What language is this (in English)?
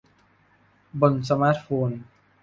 Thai